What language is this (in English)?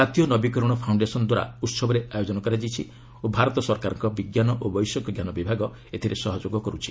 Odia